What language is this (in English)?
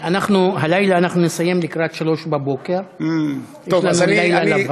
Hebrew